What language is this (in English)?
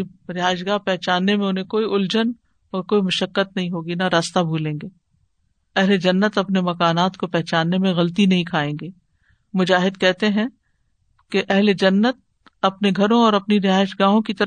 Urdu